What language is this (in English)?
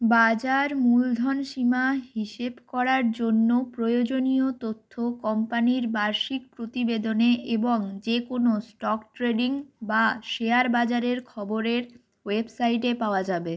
Bangla